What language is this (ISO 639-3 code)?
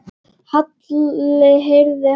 isl